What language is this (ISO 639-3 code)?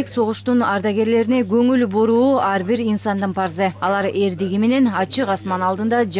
rus